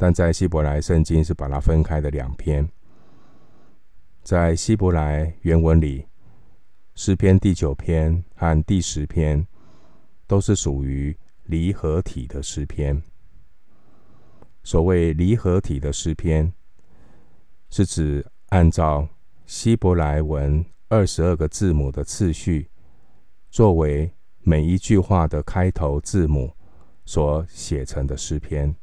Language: Chinese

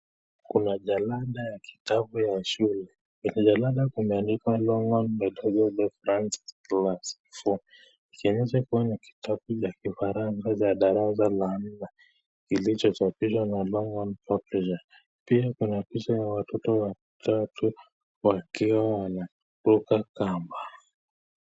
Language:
Swahili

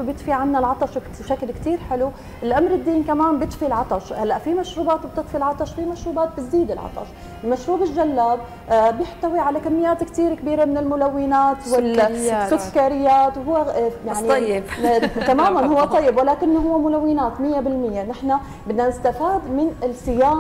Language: Arabic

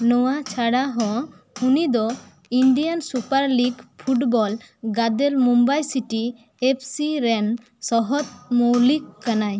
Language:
Santali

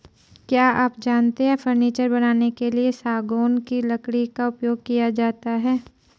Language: Hindi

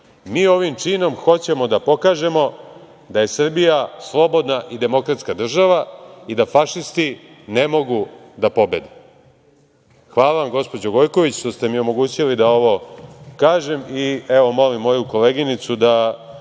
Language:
Serbian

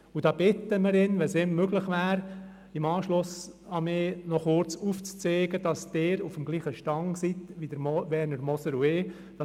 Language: Swiss German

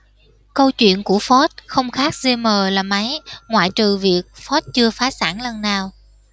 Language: Vietnamese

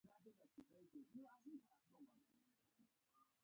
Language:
Pashto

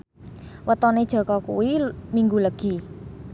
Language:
Javanese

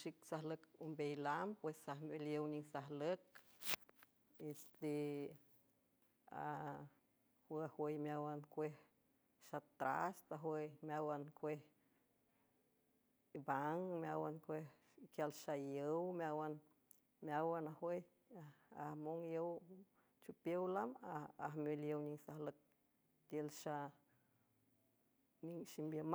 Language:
San Francisco Del Mar Huave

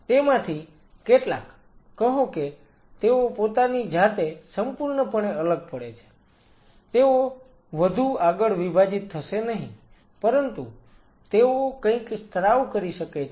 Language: Gujarati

